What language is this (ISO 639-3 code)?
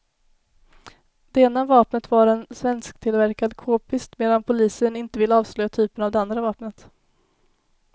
swe